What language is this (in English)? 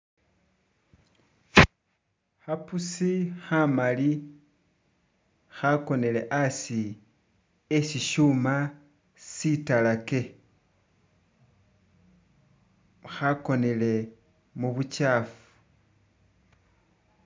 Masaaba